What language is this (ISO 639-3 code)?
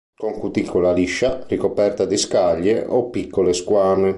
ita